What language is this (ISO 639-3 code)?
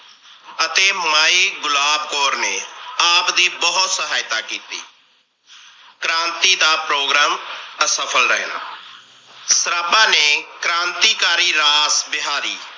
pan